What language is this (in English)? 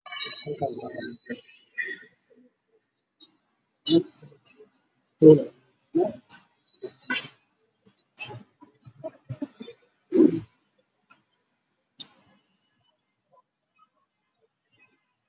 Somali